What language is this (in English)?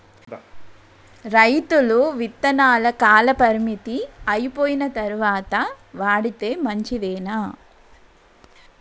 Telugu